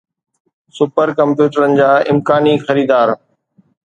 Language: Sindhi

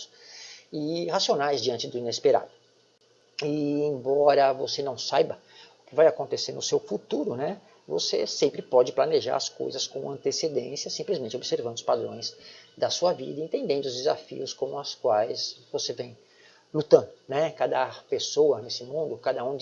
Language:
Portuguese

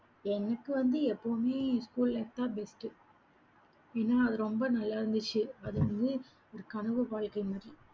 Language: Tamil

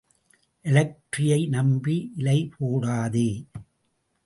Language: Tamil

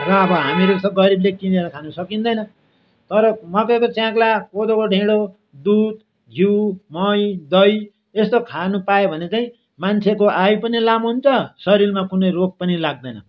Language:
Nepali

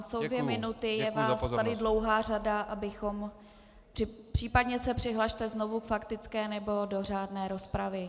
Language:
Czech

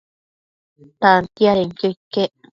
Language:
Matsés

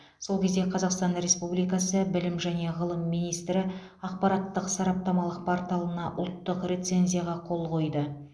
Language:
Kazakh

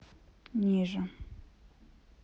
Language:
Russian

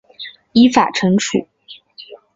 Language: Chinese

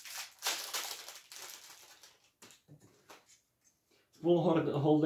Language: Slovak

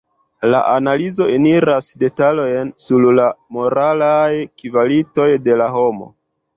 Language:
Esperanto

